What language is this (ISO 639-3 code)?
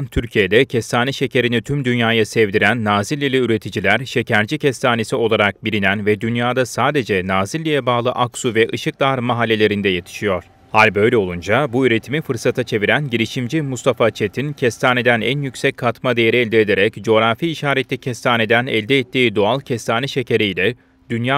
tur